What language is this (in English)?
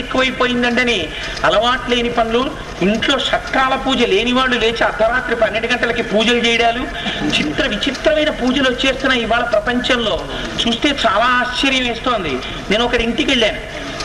Telugu